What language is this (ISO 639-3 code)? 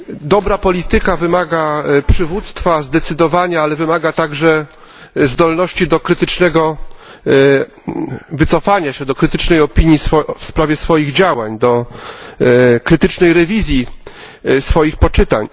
pol